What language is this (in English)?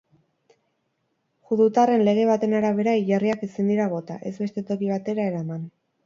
Basque